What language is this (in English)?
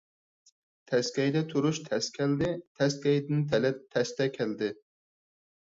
Uyghur